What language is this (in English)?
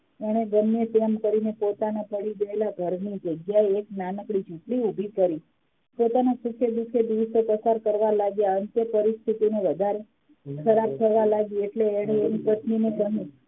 Gujarati